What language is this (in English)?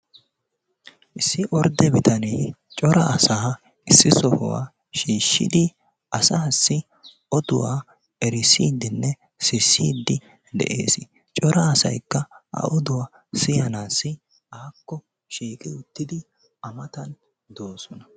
Wolaytta